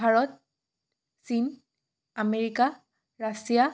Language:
Assamese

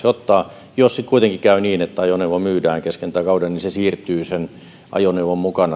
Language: Finnish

